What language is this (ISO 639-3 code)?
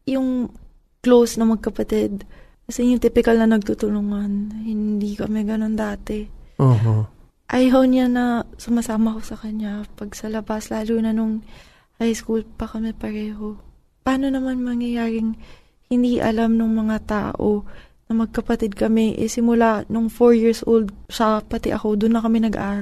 fil